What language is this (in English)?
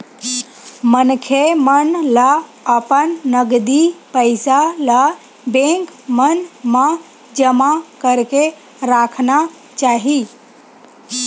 Chhattisgarhi